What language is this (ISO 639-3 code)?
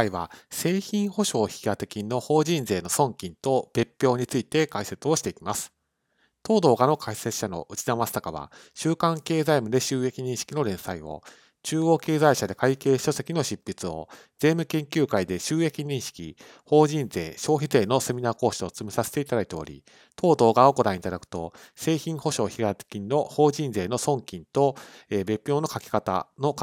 jpn